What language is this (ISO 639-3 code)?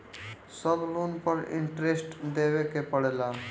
bho